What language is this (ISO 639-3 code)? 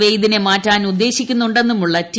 mal